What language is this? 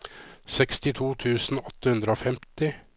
Norwegian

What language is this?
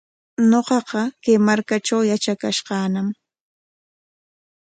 Corongo Ancash Quechua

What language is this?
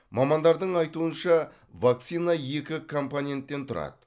Kazakh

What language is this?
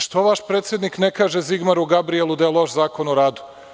Serbian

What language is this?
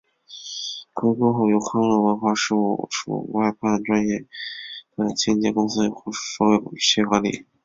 Chinese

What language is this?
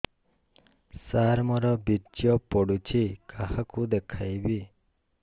Odia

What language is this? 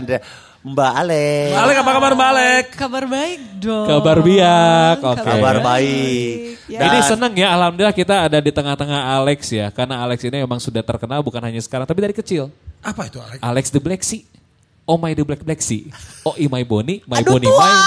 Indonesian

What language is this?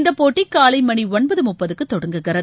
Tamil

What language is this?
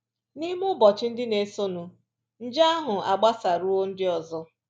Igbo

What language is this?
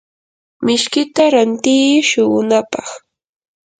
Yanahuanca Pasco Quechua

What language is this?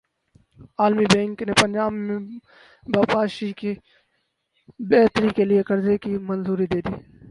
Urdu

